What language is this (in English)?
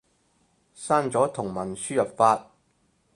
Cantonese